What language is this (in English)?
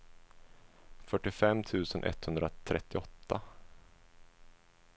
Swedish